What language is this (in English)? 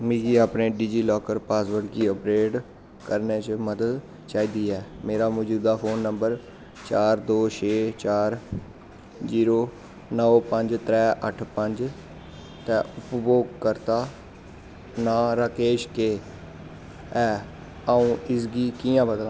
Dogri